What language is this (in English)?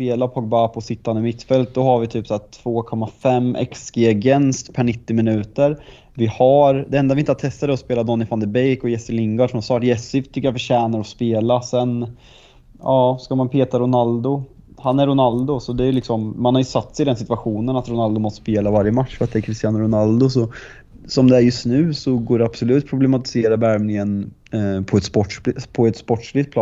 Swedish